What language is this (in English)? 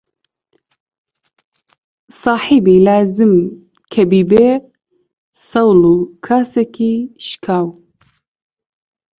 Central Kurdish